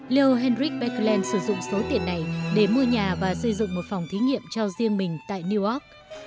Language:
Vietnamese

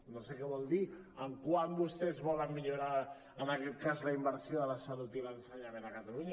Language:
Catalan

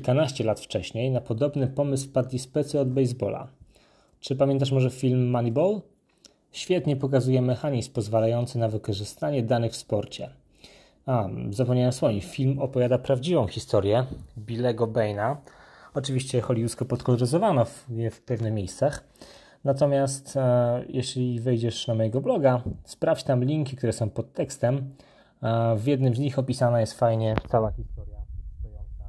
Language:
Polish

